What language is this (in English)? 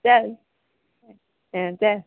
Konkani